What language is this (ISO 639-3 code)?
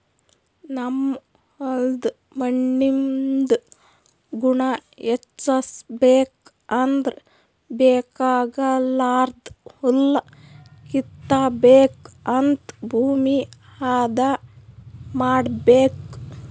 kan